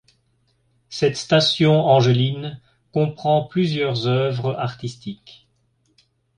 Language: French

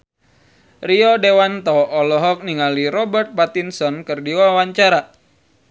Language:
Sundanese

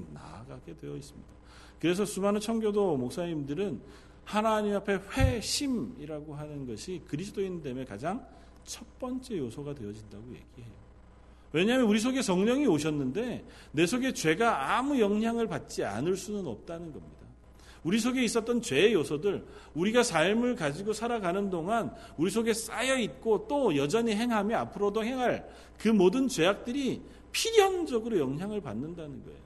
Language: Korean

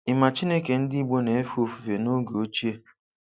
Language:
Igbo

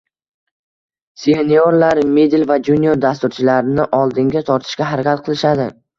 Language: Uzbek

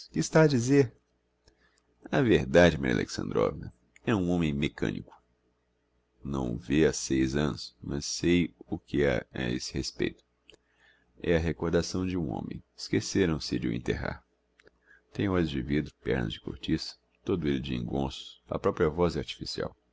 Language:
Portuguese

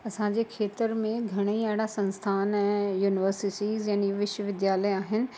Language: Sindhi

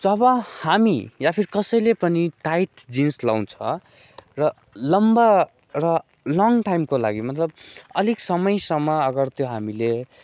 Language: Nepali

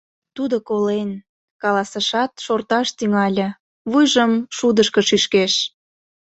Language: Mari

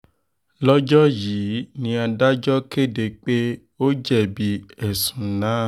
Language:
Yoruba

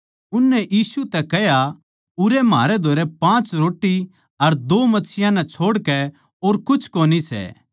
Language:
Haryanvi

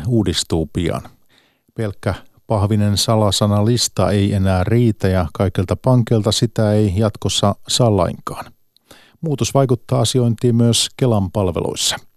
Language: Finnish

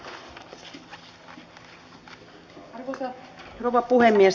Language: Finnish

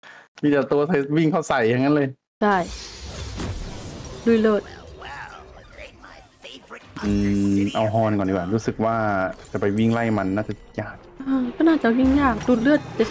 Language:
Thai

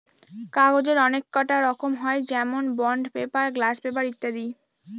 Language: Bangla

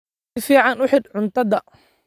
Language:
Somali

